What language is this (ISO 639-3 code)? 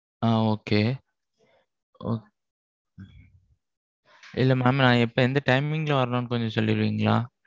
tam